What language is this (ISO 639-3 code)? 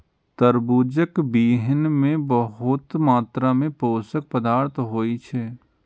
mai